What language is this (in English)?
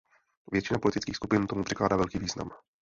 Czech